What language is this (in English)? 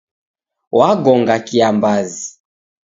Taita